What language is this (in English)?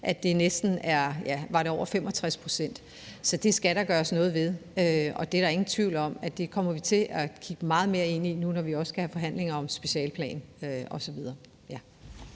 Danish